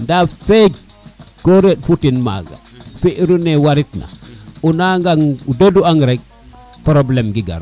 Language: Serer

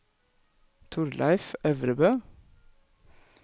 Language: Norwegian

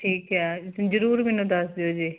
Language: Punjabi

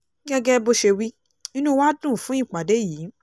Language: Yoruba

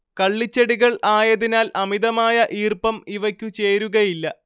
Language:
Malayalam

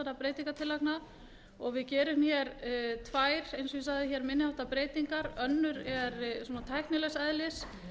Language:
Icelandic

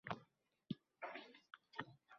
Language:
Uzbek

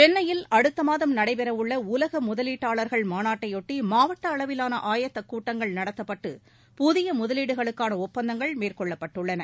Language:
Tamil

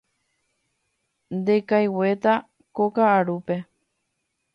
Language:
Guarani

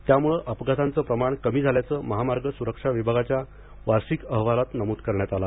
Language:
Marathi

